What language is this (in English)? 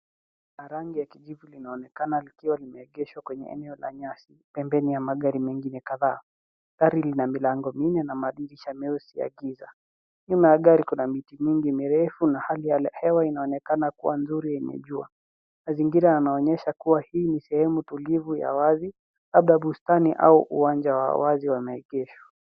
Swahili